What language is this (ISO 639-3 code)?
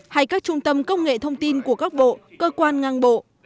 vie